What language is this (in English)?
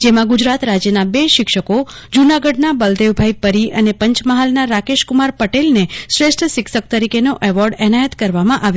Gujarati